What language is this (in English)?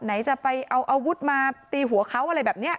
Thai